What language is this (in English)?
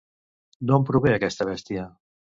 Catalan